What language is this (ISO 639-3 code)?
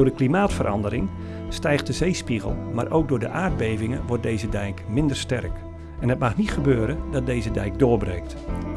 nld